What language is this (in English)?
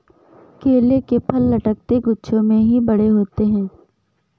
Hindi